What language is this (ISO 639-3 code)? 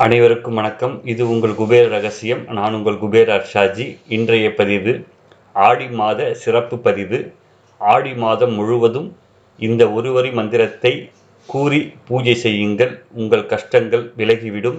tam